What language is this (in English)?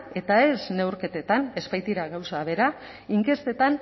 Basque